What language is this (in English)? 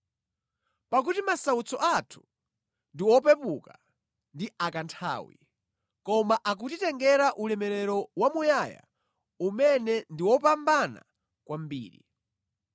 Nyanja